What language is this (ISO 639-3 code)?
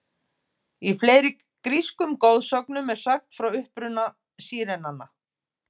isl